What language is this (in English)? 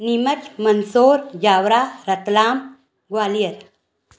Sindhi